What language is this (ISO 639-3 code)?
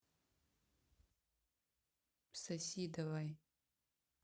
rus